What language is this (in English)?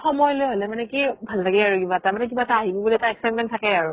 Assamese